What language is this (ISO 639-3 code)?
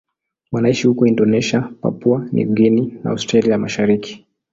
swa